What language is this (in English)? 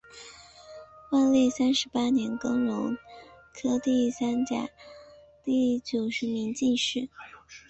Chinese